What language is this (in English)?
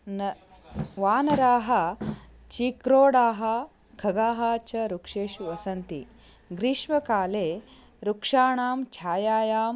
Sanskrit